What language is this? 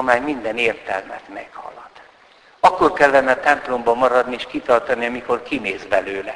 Hungarian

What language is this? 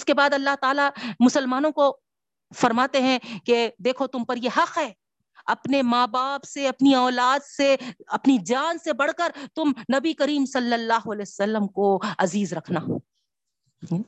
Urdu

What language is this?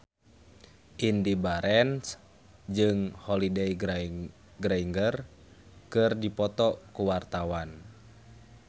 Sundanese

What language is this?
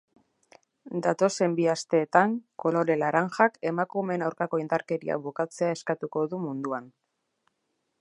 Basque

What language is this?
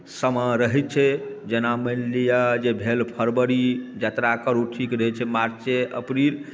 Maithili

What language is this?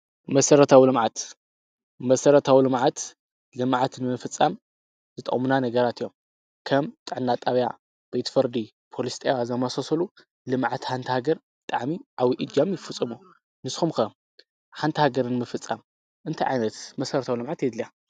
Tigrinya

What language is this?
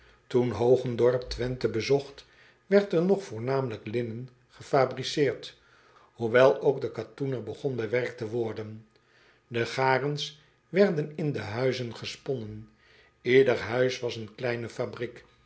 Dutch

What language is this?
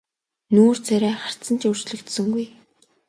Mongolian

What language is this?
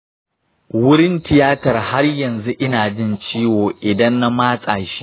Hausa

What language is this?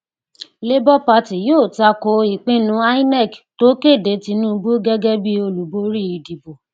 Yoruba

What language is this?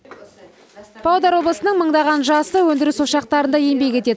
Kazakh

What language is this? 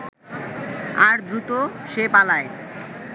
Bangla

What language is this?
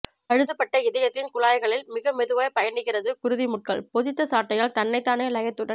Tamil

